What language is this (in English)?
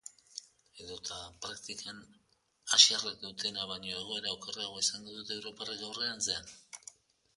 Basque